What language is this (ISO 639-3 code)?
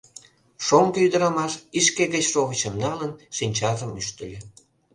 chm